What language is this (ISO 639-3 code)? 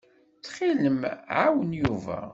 kab